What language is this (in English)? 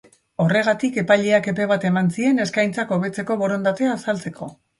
Basque